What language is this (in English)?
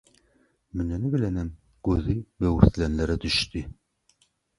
Turkmen